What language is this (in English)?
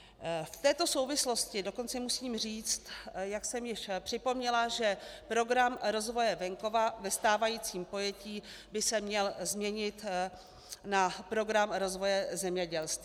Czech